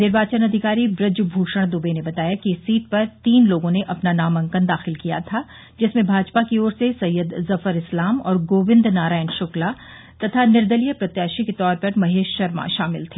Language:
Hindi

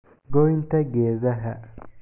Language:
Somali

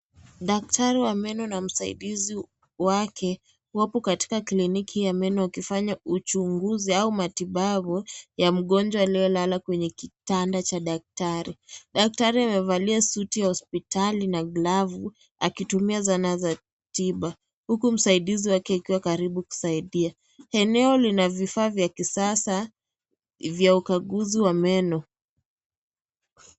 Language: Swahili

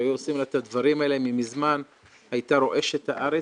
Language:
Hebrew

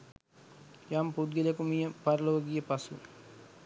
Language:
Sinhala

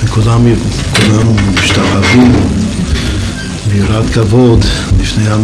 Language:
Hebrew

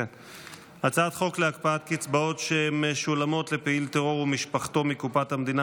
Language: Hebrew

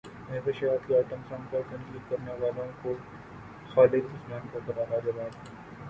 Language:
Urdu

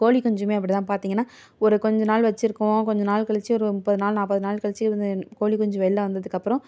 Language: Tamil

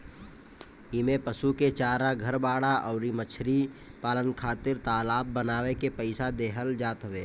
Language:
Bhojpuri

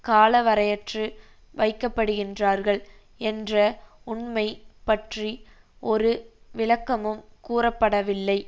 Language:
Tamil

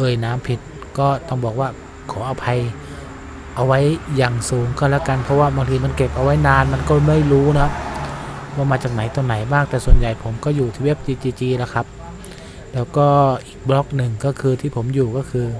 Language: Thai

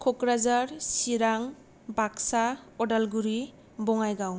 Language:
Bodo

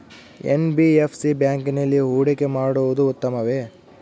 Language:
Kannada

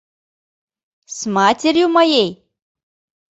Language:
Mari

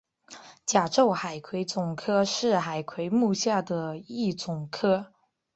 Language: Chinese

